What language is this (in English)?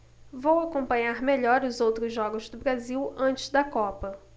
Portuguese